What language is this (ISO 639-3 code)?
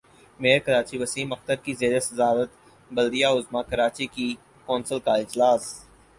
urd